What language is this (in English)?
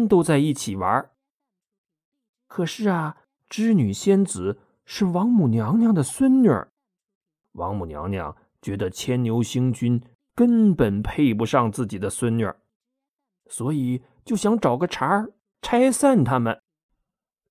Chinese